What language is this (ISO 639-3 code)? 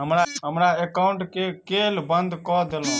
mai